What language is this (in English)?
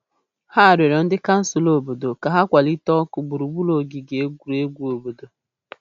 Igbo